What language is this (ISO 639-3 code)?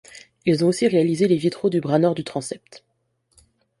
fra